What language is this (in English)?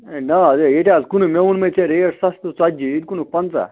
Kashmiri